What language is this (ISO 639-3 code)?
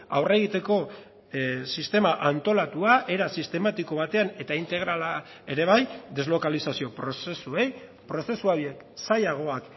eus